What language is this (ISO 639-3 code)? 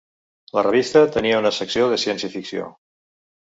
cat